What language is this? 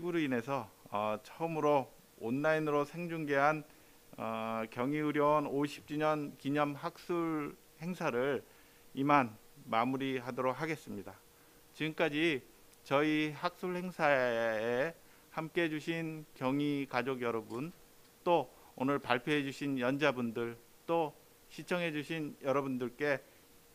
Korean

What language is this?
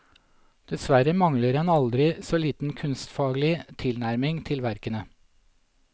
Norwegian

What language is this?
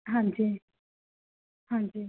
Punjabi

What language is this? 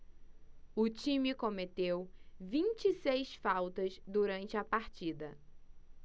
Portuguese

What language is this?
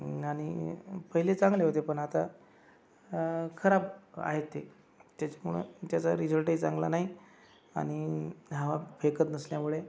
Marathi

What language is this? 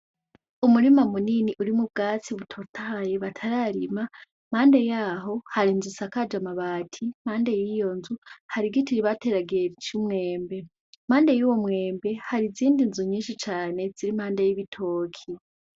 Rundi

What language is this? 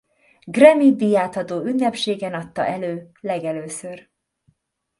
Hungarian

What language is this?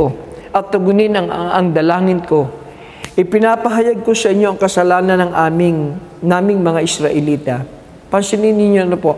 Filipino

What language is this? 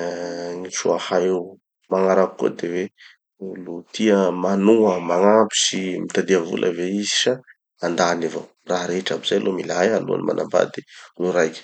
Tanosy Malagasy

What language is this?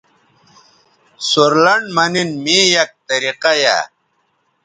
Bateri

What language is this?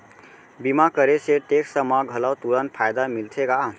Chhattisgarhi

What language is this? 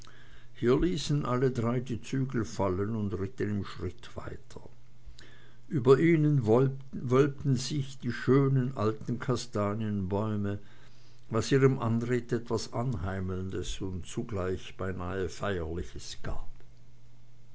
German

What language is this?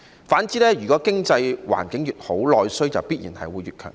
Cantonese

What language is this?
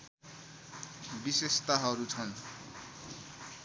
Nepali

